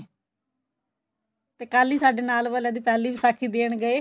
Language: Punjabi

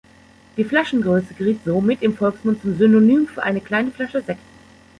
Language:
German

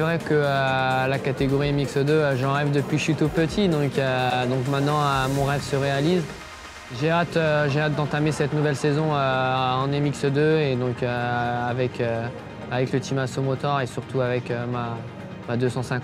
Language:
French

